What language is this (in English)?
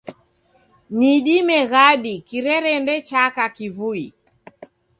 Taita